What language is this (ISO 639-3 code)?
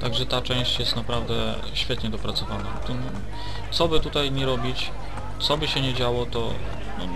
pol